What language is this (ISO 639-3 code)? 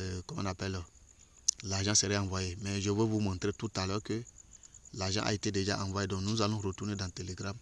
fra